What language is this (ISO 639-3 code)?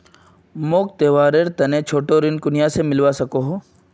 mag